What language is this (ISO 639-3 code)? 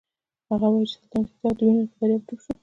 pus